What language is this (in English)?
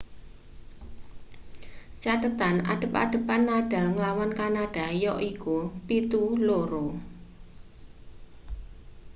Javanese